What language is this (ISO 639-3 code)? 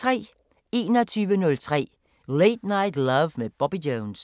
dan